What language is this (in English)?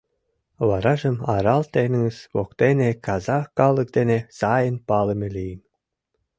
Mari